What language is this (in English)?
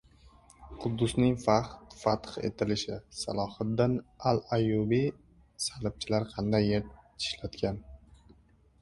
Uzbek